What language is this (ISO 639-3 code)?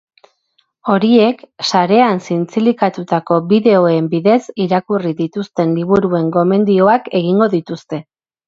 eus